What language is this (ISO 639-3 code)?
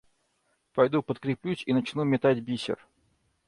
rus